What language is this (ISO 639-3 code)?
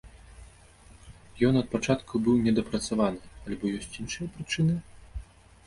bel